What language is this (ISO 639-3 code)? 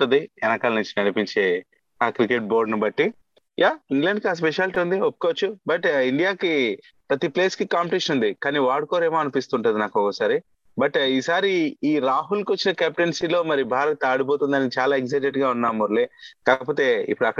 tel